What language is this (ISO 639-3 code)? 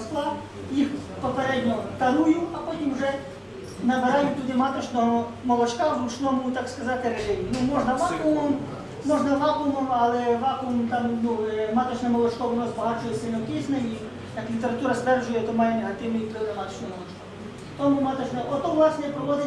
ukr